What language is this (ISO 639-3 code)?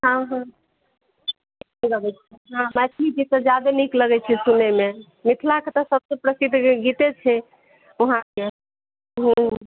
mai